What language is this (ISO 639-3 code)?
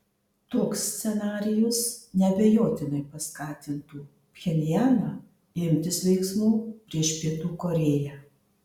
lit